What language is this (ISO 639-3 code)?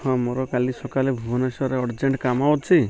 ori